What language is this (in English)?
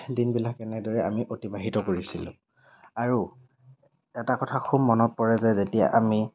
Assamese